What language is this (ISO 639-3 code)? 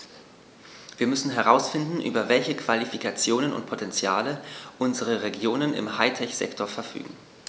deu